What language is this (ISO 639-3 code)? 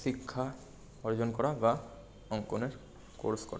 ben